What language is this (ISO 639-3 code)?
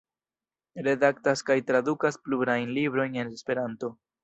epo